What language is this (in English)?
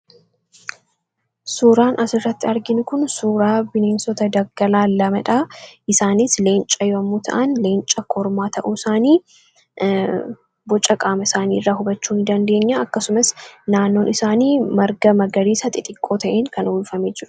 Oromo